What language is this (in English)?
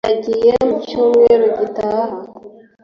Kinyarwanda